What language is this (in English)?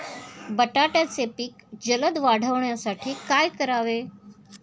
Marathi